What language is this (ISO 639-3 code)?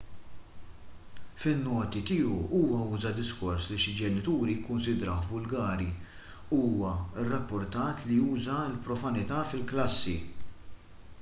mlt